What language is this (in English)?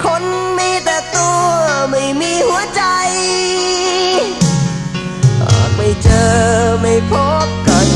Thai